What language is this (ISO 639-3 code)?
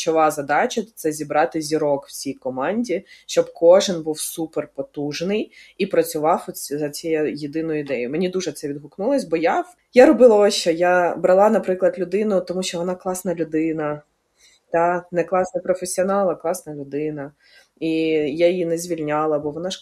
ukr